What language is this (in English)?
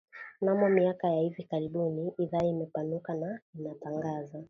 Swahili